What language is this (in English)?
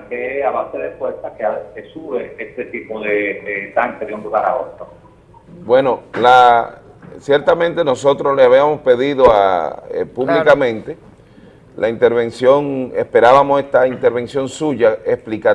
Spanish